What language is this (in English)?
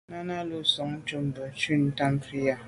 Medumba